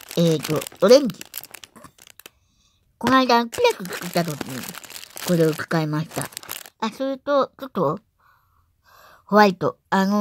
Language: Japanese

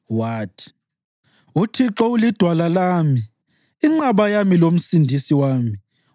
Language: North Ndebele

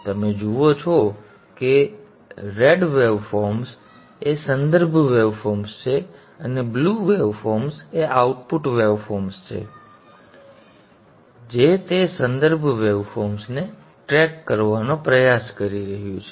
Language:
Gujarati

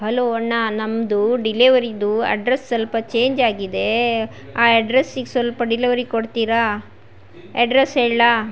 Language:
Kannada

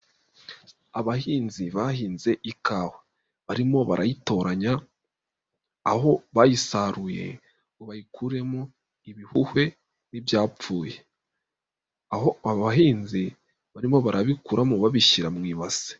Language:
Kinyarwanda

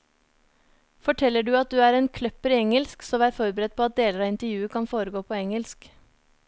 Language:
Norwegian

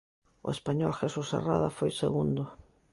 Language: Galician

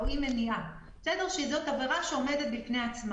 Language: Hebrew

